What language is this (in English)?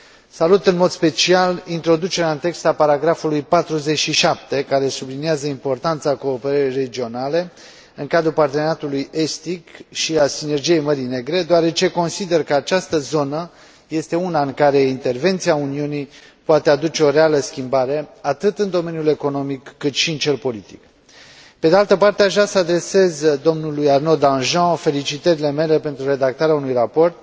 Romanian